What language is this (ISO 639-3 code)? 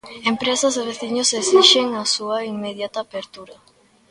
glg